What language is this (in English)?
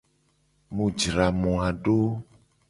Gen